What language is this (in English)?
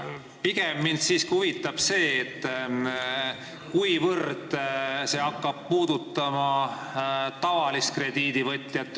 Estonian